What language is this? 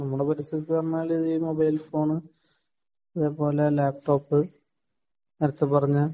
Malayalam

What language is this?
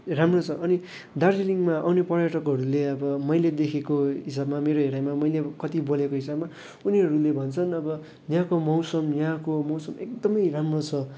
Nepali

